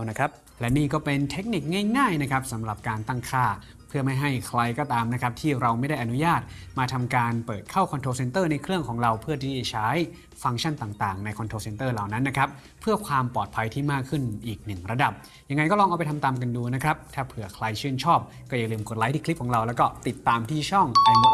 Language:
Thai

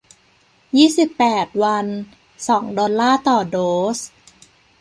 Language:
Thai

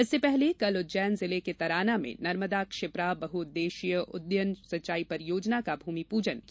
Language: Hindi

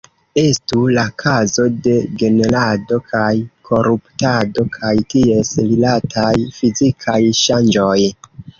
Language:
Esperanto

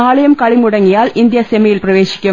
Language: Malayalam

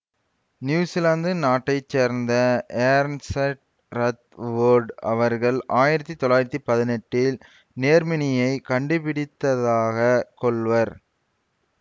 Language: Tamil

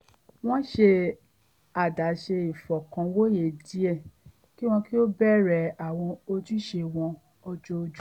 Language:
Yoruba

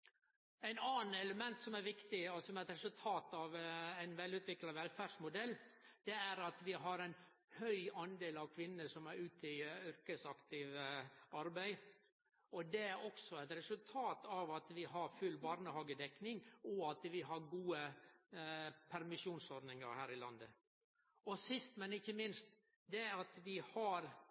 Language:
Norwegian Nynorsk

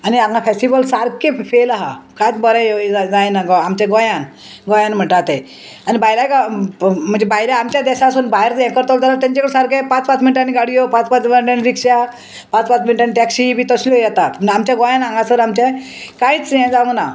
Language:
Konkani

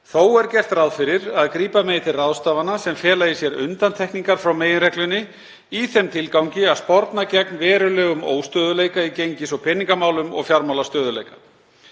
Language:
Icelandic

